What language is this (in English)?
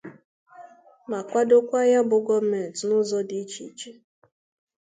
Igbo